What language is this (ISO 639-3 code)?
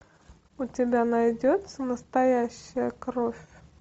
rus